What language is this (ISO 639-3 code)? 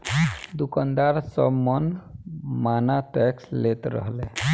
bho